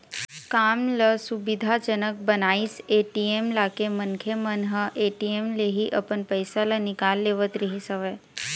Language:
Chhattisgarhi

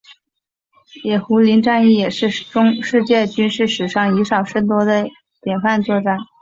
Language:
Chinese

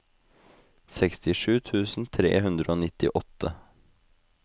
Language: Norwegian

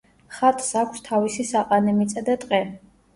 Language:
Georgian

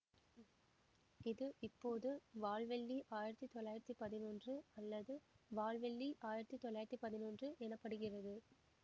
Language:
Tamil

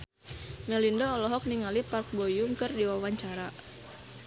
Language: Sundanese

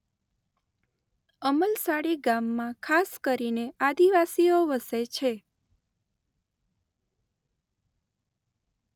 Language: Gujarati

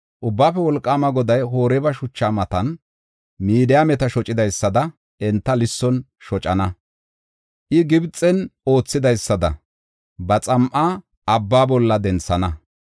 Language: Gofa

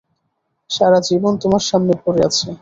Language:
Bangla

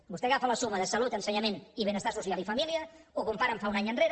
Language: Catalan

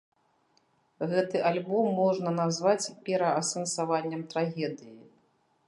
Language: Belarusian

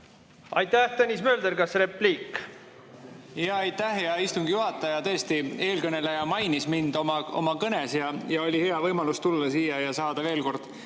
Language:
Estonian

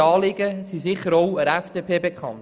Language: Swiss German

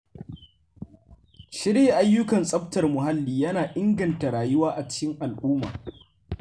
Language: Hausa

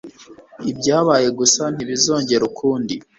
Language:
Kinyarwanda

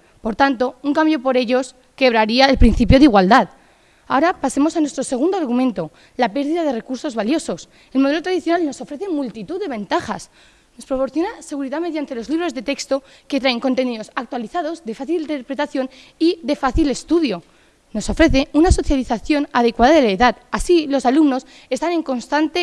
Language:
Spanish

